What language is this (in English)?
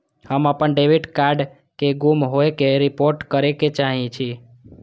Maithili